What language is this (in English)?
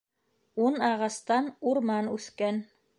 Bashkir